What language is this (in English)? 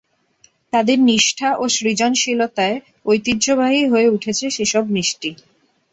Bangla